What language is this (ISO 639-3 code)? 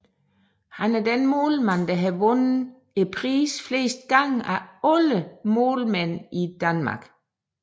dan